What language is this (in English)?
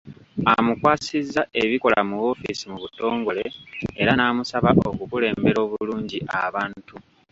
Ganda